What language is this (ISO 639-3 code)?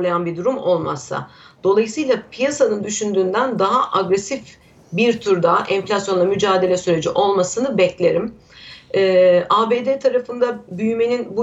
tur